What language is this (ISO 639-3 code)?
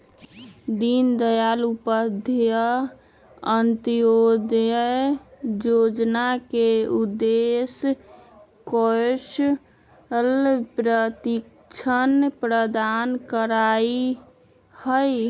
mag